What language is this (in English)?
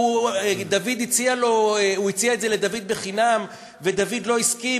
Hebrew